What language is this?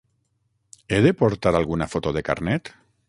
Catalan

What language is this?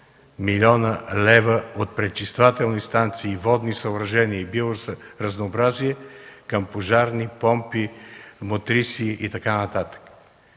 Bulgarian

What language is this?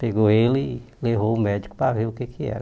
Portuguese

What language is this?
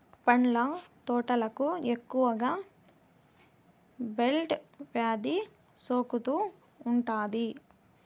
Telugu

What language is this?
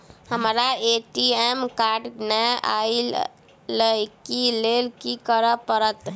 Maithili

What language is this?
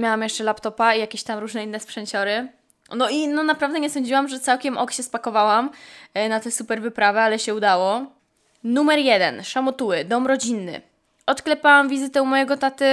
Polish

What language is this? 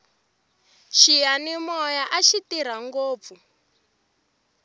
Tsonga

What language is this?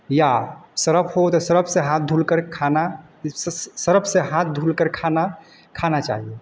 Hindi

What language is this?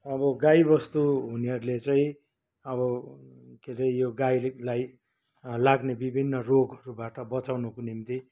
Nepali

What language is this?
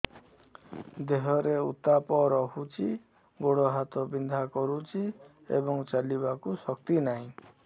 Odia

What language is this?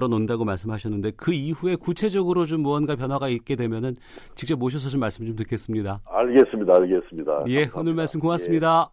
Korean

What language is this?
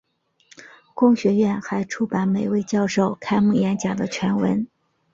Chinese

